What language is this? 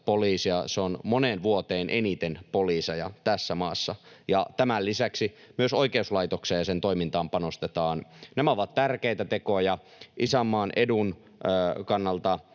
Finnish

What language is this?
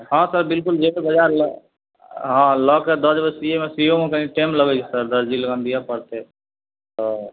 Maithili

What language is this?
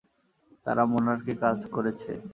Bangla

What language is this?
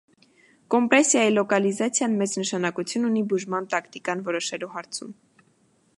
Armenian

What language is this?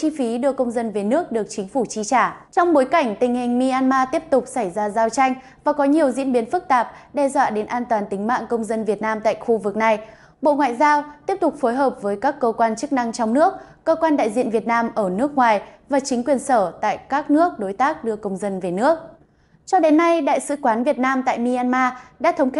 Vietnamese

